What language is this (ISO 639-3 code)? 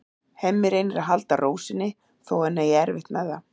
isl